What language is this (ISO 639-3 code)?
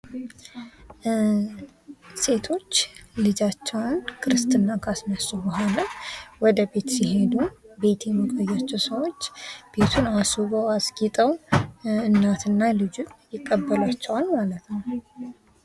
amh